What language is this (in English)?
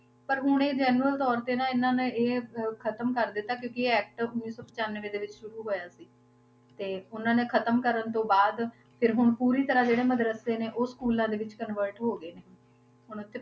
Punjabi